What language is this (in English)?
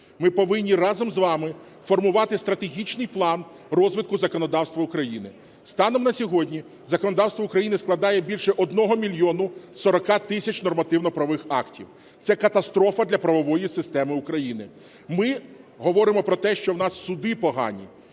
Ukrainian